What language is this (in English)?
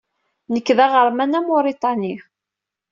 Kabyle